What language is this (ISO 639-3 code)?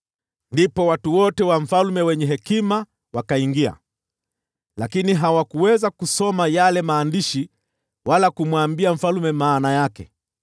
swa